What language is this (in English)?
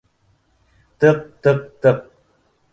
Bashkir